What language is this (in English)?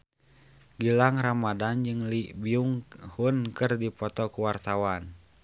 Sundanese